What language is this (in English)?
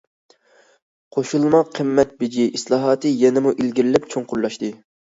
Uyghur